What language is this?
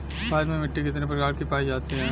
Bhojpuri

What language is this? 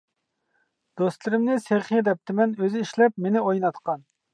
Uyghur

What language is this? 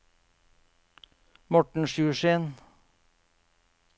Norwegian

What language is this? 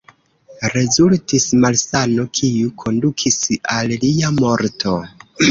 Esperanto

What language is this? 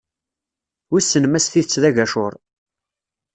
Kabyle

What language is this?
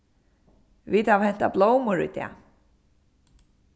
Faroese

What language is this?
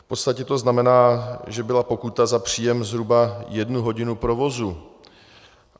Czech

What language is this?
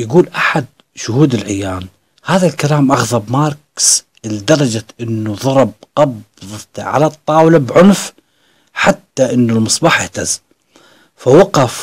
Arabic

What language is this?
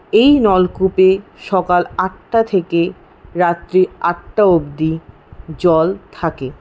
Bangla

